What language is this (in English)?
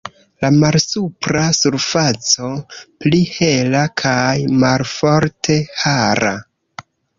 Esperanto